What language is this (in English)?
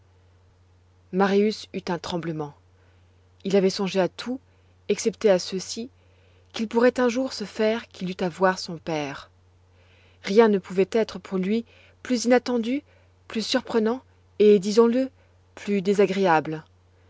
French